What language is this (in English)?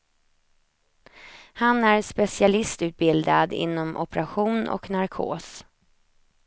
Swedish